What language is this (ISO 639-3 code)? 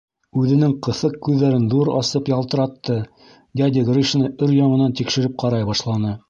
bak